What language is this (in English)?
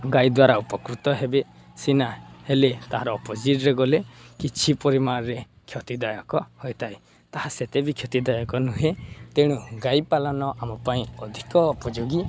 Odia